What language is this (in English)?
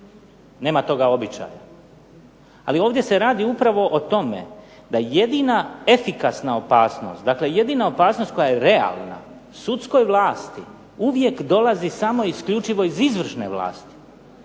Croatian